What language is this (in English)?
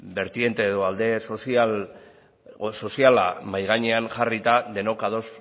Basque